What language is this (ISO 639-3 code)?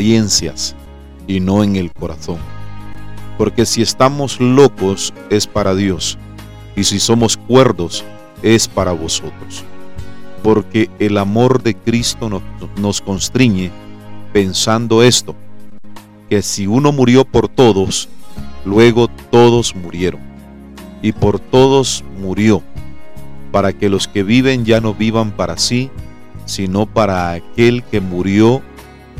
spa